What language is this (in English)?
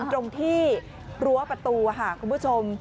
Thai